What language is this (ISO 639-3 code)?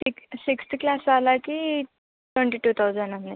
tel